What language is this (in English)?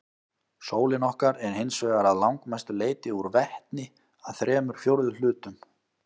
Icelandic